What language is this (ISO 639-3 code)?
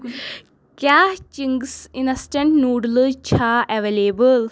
kas